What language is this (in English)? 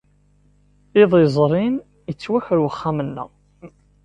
Kabyle